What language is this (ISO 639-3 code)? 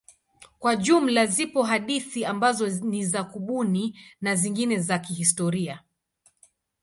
swa